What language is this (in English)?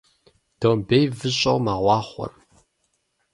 Kabardian